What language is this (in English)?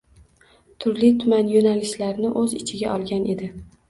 Uzbek